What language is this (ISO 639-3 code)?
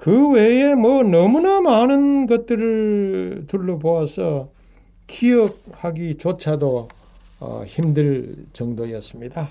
kor